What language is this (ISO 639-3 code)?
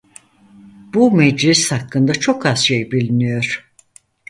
tur